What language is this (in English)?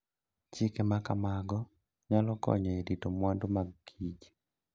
Luo (Kenya and Tanzania)